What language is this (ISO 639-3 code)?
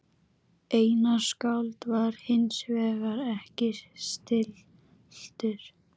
isl